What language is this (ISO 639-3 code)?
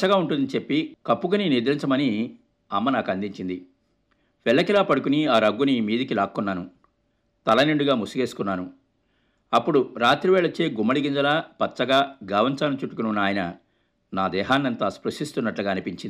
tel